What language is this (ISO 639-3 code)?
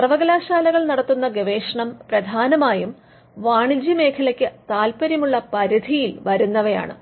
mal